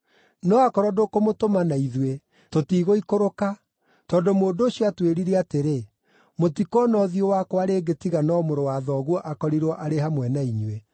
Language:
Kikuyu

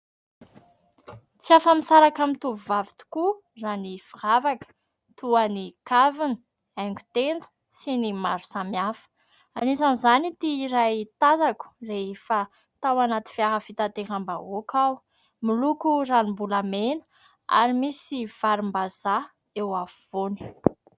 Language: Malagasy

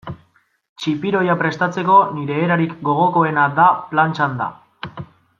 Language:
Basque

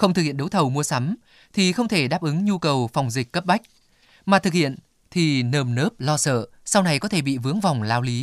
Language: Vietnamese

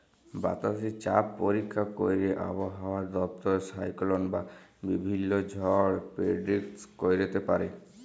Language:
Bangla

